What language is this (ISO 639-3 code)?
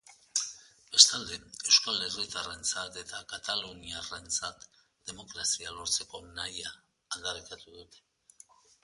eus